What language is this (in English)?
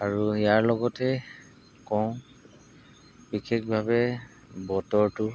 Assamese